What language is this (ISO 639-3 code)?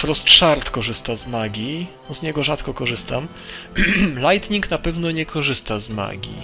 pol